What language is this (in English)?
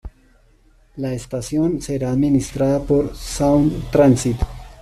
Spanish